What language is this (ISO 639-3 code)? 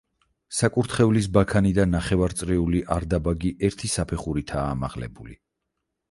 kat